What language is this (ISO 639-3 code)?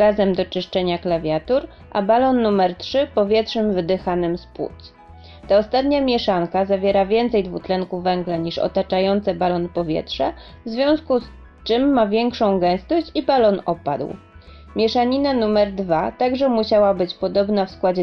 pol